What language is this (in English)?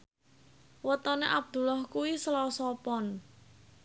Javanese